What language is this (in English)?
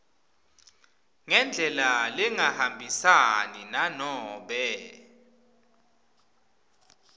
Swati